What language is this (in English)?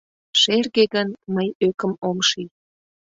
Mari